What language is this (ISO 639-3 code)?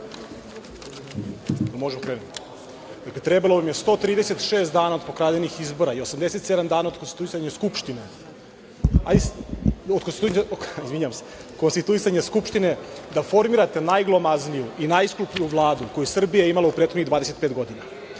srp